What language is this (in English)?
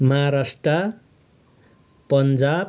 Nepali